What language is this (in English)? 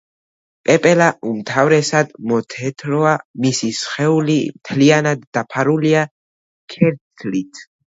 Georgian